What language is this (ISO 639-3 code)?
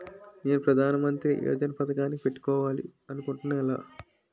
tel